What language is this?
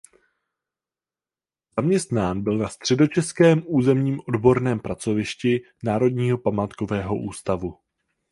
Czech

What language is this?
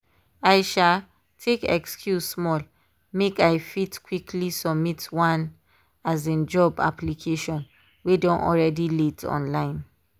Nigerian Pidgin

